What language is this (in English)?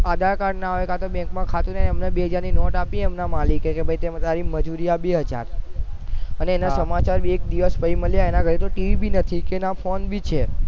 Gujarati